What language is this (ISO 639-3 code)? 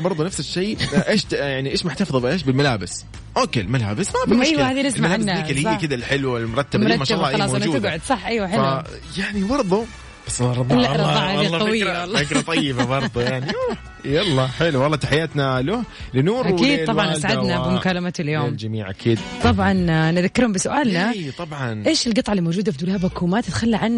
ara